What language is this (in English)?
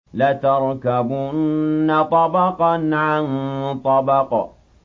Arabic